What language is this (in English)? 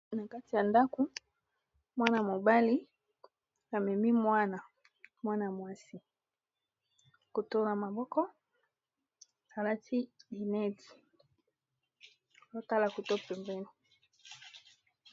Lingala